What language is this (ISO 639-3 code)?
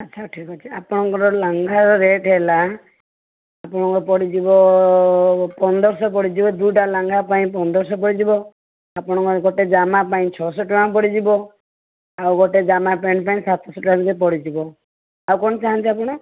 ori